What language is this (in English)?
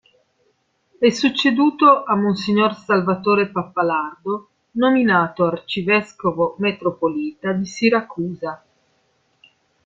Italian